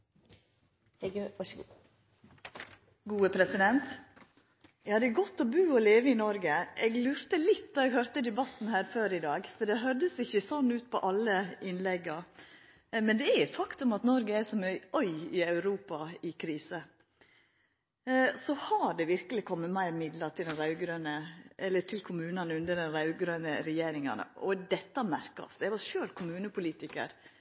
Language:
Norwegian Nynorsk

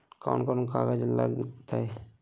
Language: Magahi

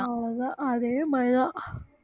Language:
Tamil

